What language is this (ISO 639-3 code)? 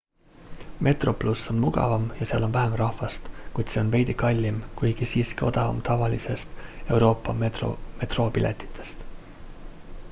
est